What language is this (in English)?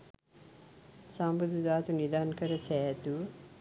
Sinhala